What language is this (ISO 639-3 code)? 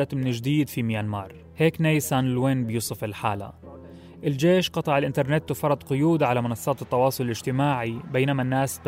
ara